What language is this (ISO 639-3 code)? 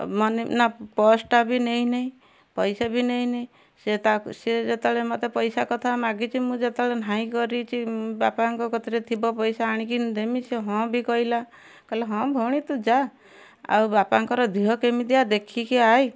ori